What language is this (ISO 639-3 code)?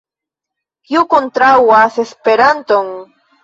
epo